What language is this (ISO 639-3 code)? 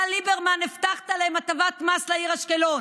heb